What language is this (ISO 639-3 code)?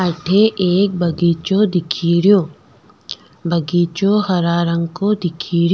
raj